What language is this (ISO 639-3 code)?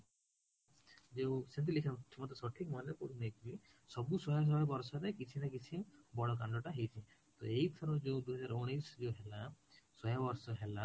ori